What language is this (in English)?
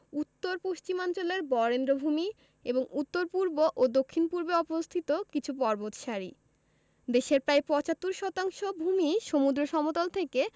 Bangla